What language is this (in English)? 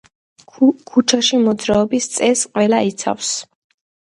Georgian